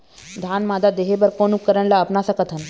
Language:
Chhattisgarhi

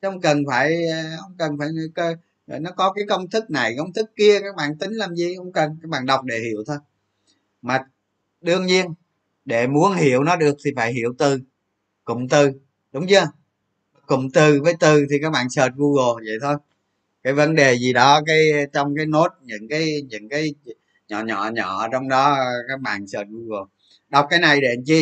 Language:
Vietnamese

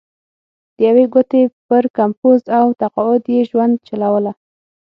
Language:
Pashto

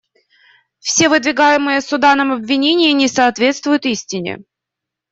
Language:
Russian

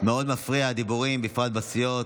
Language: Hebrew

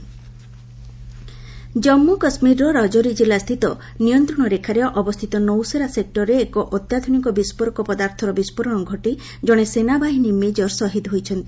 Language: Odia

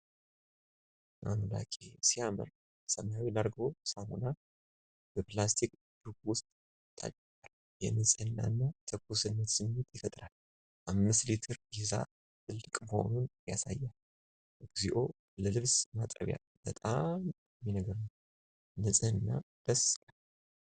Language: Amharic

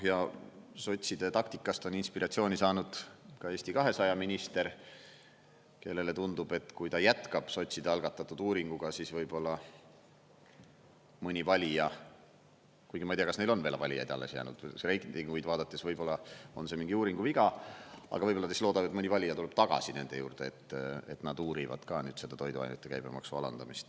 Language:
Estonian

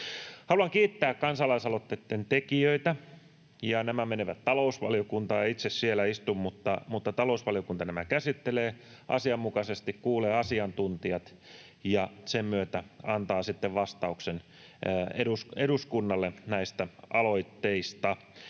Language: Finnish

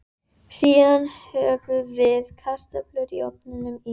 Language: Icelandic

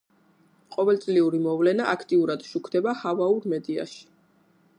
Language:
Georgian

